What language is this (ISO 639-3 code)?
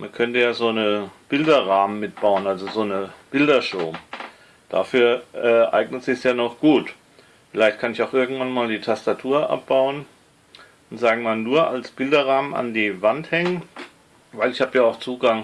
deu